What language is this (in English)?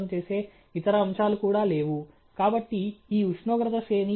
Telugu